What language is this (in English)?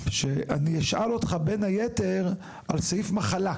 Hebrew